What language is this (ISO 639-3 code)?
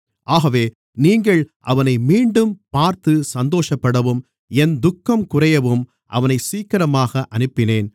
tam